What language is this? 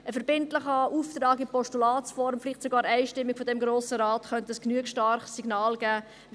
Swiss German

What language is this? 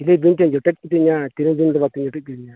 Santali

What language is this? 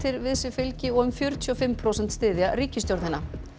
Icelandic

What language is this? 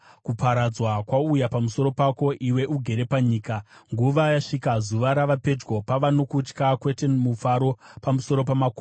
Shona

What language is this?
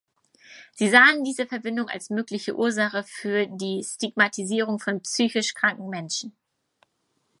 German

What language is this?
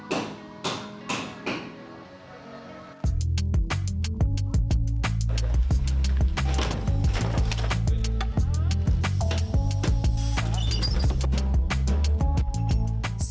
Indonesian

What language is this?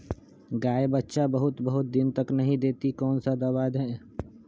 Magahi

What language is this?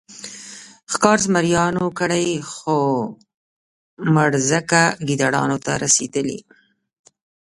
Pashto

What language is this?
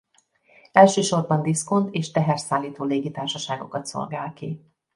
Hungarian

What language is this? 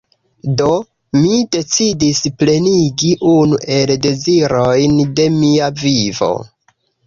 Esperanto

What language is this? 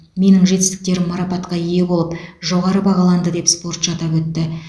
Kazakh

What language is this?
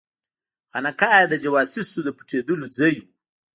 Pashto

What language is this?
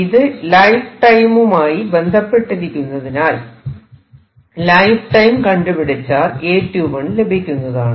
Malayalam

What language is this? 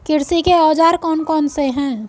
Hindi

